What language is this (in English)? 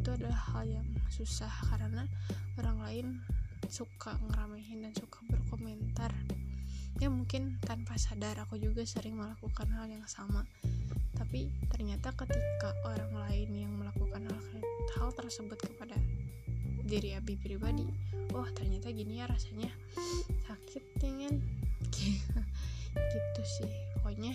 Indonesian